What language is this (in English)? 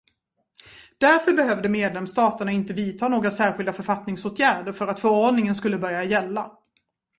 Swedish